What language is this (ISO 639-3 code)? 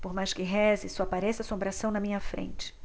por